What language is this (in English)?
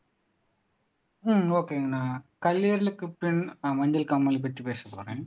Tamil